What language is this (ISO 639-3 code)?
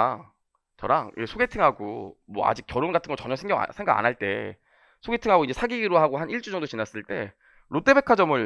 kor